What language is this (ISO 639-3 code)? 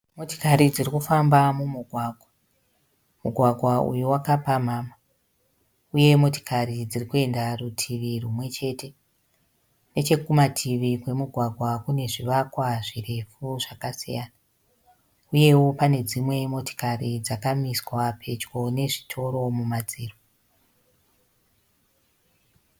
sna